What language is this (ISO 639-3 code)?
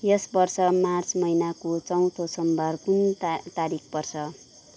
nep